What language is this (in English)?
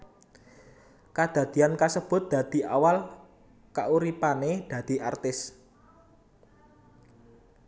Javanese